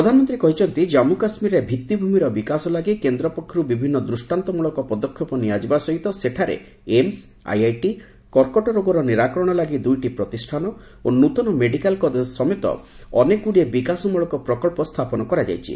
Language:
Odia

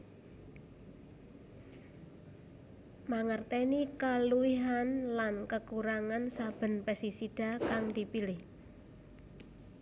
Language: Javanese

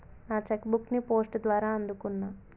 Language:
Telugu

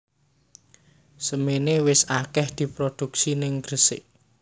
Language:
Javanese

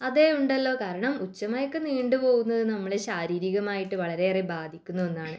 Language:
Malayalam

